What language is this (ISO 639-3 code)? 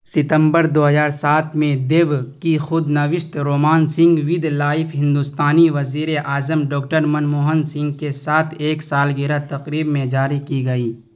urd